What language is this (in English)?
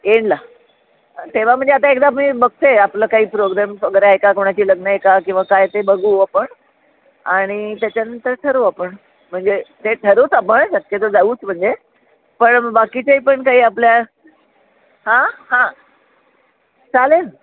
Marathi